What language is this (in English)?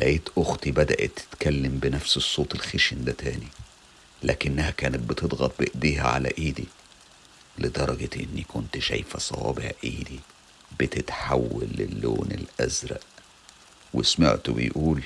Arabic